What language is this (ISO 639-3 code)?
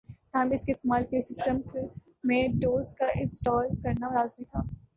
urd